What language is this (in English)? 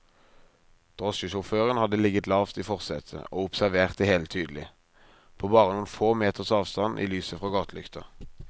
Norwegian